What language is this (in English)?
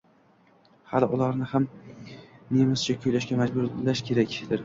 Uzbek